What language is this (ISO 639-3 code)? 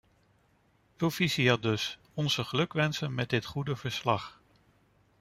nld